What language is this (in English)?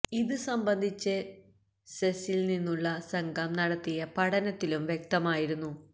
Malayalam